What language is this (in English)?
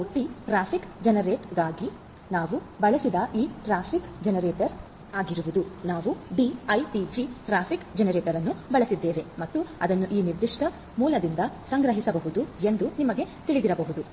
Kannada